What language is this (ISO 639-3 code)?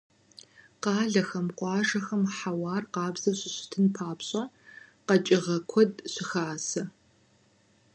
kbd